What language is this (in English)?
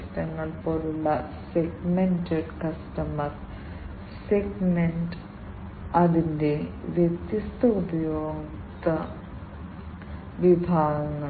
Malayalam